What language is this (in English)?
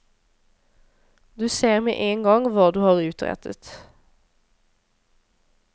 Norwegian